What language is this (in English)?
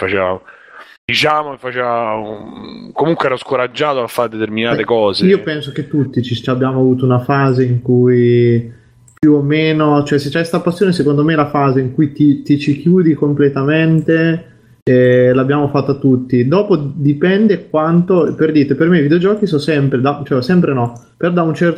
Italian